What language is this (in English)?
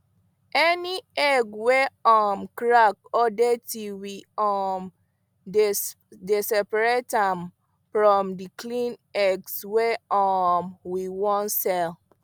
Nigerian Pidgin